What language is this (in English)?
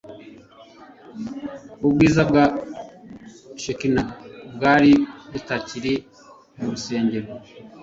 Kinyarwanda